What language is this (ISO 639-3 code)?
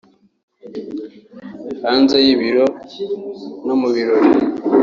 kin